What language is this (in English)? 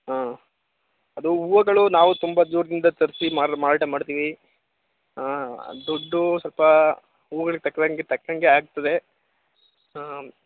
Kannada